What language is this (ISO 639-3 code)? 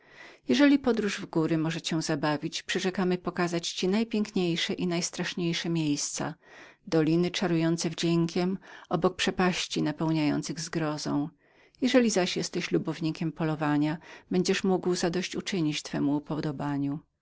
pol